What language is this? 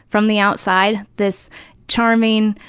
English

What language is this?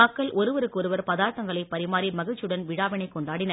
Tamil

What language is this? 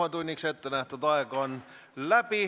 Estonian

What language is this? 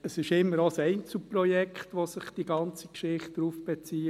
Swiss German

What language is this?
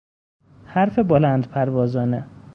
Persian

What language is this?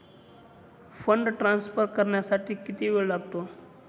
Marathi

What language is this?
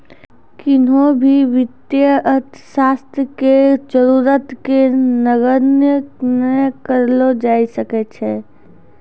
Maithili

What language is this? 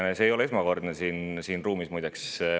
Estonian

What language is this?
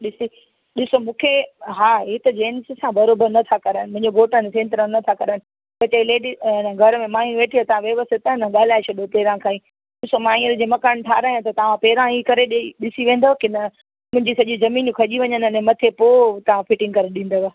Sindhi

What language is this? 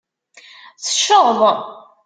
Kabyle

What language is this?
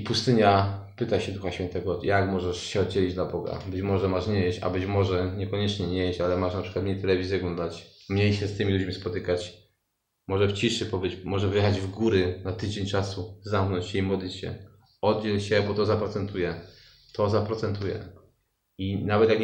Polish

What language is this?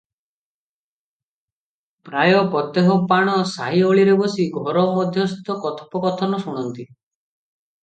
Odia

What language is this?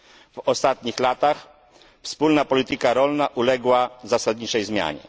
Polish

